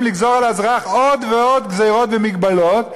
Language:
Hebrew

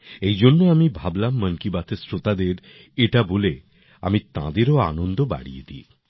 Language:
Bangla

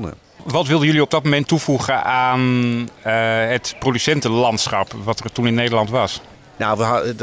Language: Dutch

